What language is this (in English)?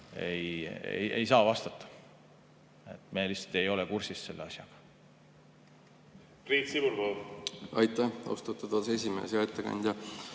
Estonian